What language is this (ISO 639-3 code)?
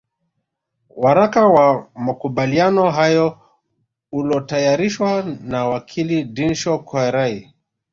swa